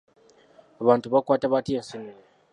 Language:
Ganda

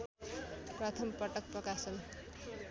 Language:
Nepali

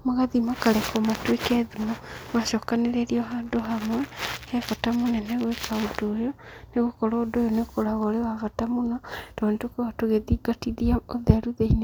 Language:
Kikuyu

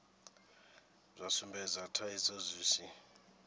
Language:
Venda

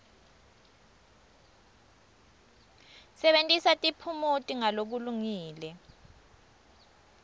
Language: Swati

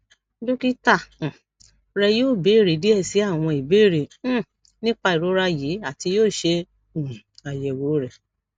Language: Yoruba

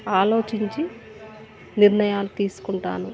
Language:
Telugu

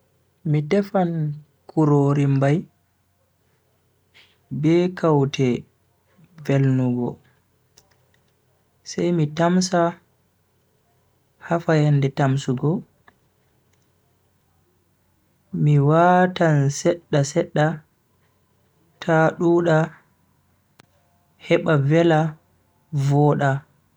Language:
Bagirmi Fulfulde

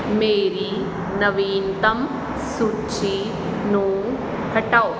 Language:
Punjabi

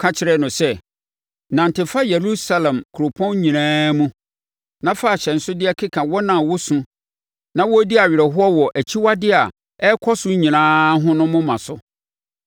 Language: Akan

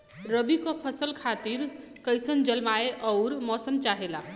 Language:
Bhojpuri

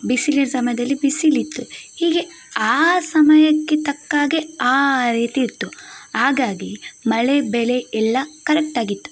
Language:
Kannada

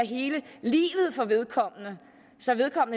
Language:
Danish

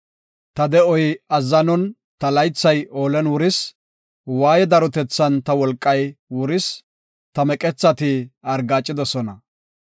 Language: Gofa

